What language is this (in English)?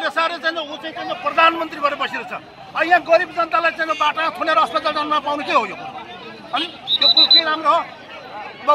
Arabic